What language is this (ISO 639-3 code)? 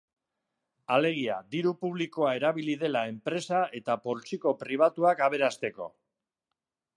eus